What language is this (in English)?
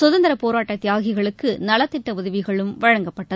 Tamil